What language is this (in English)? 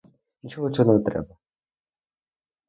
Ukrainian